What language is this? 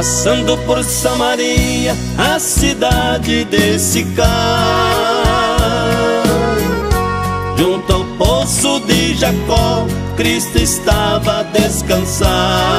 Portuguese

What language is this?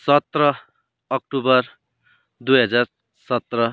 Nepali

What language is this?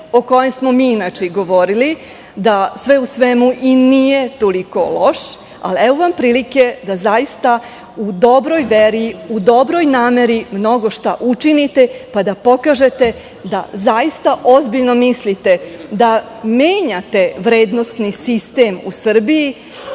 Serbian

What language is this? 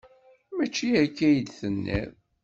Kabyle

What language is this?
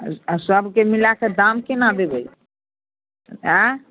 Maithili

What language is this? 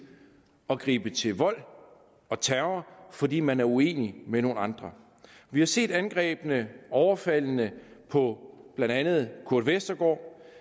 Danish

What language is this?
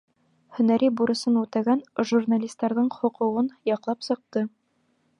Bashkir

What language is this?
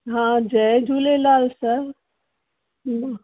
Sindhi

